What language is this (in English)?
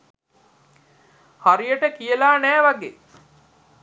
Sinhala